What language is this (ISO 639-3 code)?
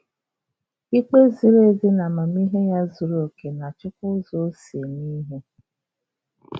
ibo